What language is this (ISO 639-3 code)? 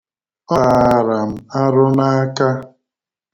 ibo